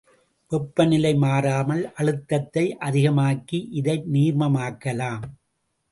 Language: Tamil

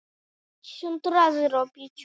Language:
Icelandic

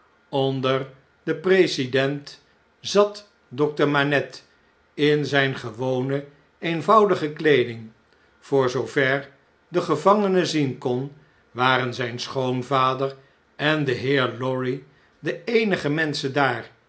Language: Dutch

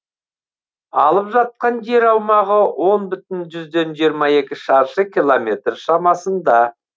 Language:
Kazakh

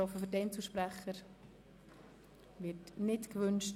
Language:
Swiss German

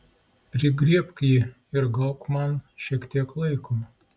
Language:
Lithuanian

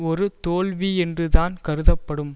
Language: Tamil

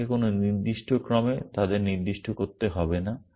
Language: Bangla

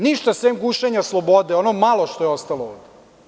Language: Serbian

